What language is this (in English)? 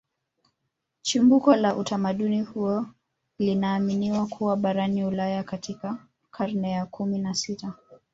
Swahili